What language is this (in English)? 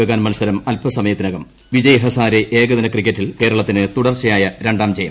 Malayalam